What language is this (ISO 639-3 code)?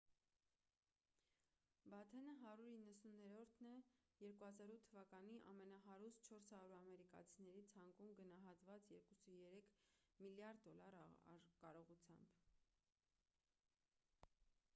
hye